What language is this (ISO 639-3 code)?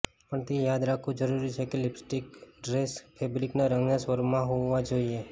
guj